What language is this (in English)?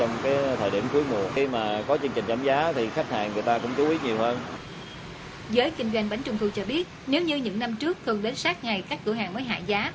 Vietnamese